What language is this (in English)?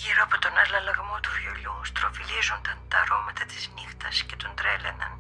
Greek